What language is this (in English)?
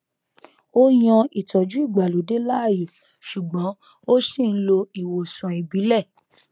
Yoruba